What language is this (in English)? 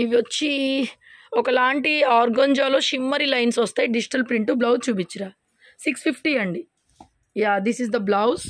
Telugu